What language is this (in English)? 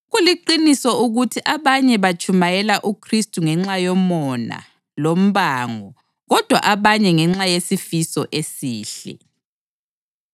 North Ndebele